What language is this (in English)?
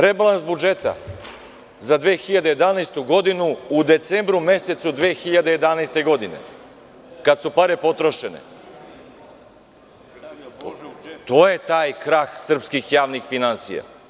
Serbian